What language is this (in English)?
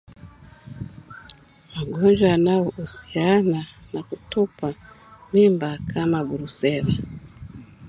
Swahili